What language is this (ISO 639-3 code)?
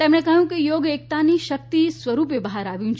guj